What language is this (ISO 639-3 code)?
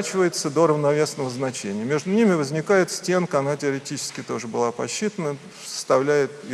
rus